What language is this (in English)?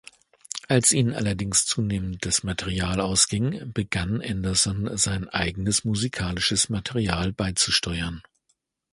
German